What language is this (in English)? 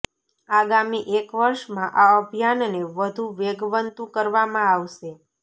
Gujarati